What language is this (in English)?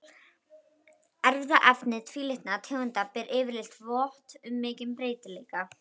Icelandic